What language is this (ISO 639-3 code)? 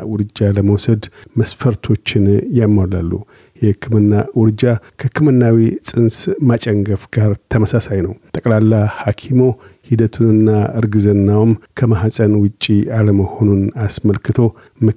amh